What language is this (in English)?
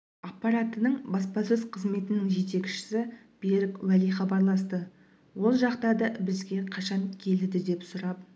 Kazakh